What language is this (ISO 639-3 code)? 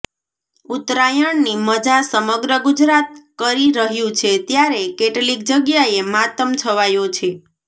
guj